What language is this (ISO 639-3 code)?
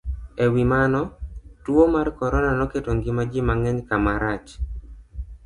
luo